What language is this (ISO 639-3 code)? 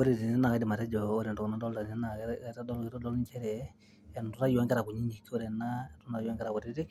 mas